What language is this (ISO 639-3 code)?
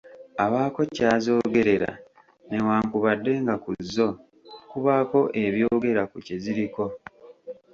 lug